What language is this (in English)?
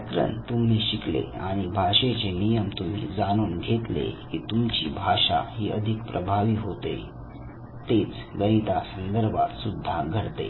Marathi